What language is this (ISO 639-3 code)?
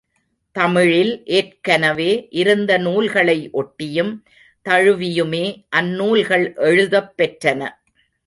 tam